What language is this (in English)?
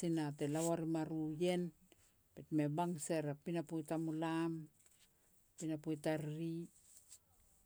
Petats